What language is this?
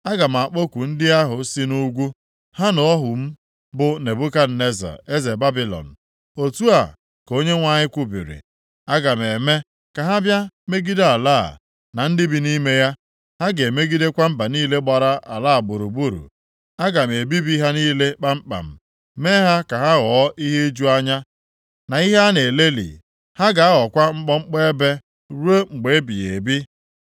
Igbo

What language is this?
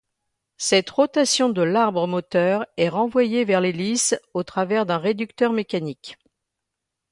French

